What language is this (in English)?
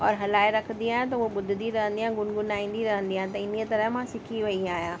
Sindhi